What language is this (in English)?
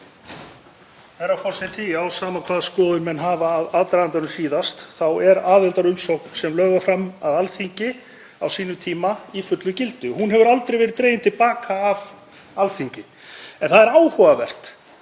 Icelandic